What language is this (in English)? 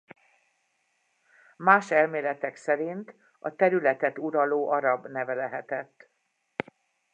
Hungarian